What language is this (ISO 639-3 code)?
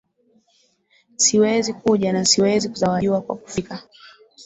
swa